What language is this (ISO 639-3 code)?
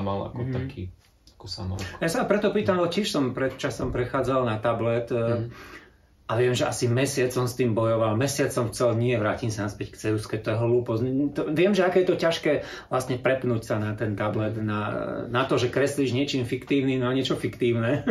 slk